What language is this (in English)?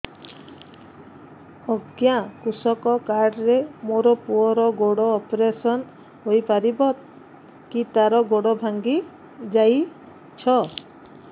Odia